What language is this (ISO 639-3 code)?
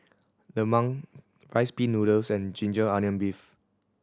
eng